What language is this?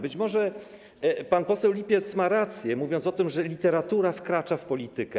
Polish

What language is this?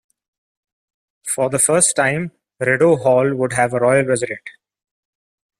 English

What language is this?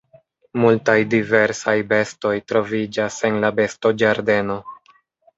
Esperanto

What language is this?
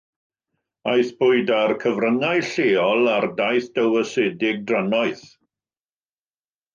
Welsh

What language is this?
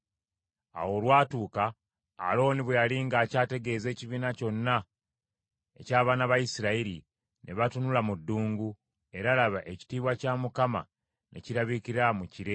Ganda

